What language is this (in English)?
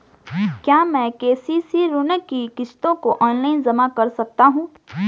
Hindi